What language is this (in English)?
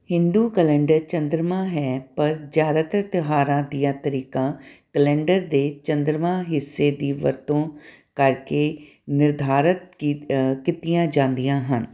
Punjabi